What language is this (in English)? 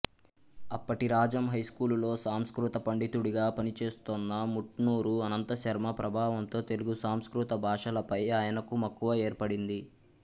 Telugu